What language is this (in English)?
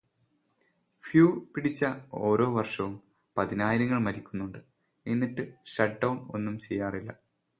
Malayalam